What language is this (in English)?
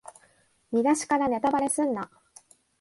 Japanese